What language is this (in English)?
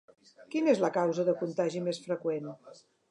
Catalan